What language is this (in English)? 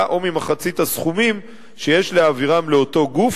Hebrew